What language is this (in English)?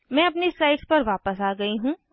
Hindi